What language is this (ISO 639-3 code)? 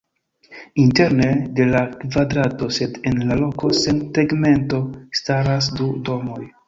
epo